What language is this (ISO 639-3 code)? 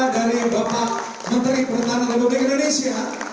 ind